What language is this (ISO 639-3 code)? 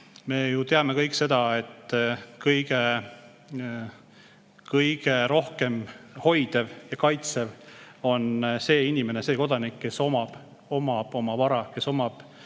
est